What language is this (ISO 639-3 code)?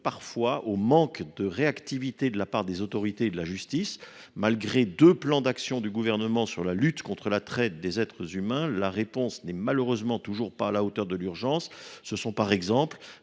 fra